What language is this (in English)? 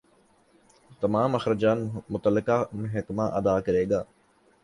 Urdu